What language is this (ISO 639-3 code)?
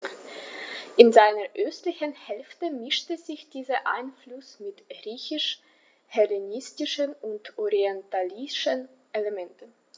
deu